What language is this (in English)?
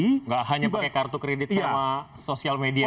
Indonesian